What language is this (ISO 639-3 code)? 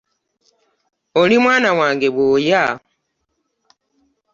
lug